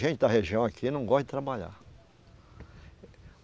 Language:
Portuguese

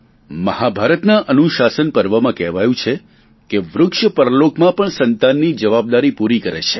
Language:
Gujarati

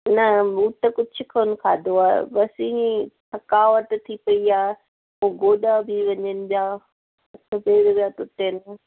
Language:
Sindhi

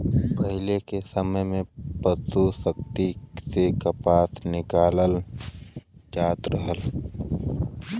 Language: Bhojpuri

